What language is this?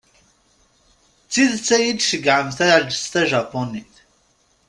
Kabyle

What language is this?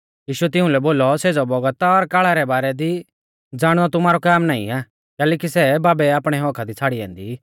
Mahasu Pahari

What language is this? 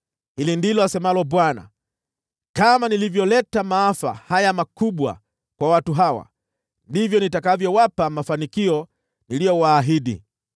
Swahili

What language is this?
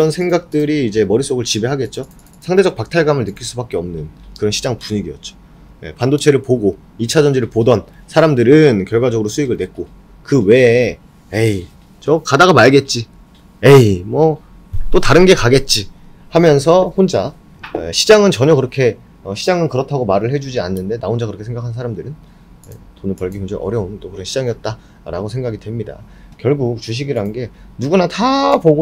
Korean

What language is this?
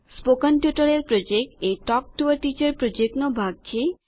Gujarati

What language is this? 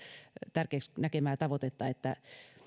Finnish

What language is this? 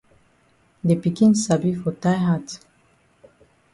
Cameroon Pidgin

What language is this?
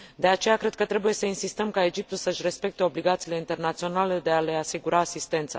Romanian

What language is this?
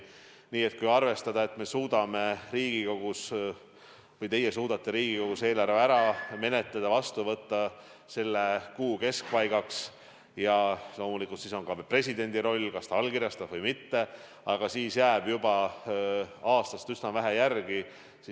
Estonian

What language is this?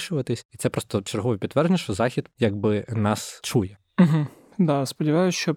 Ukrainian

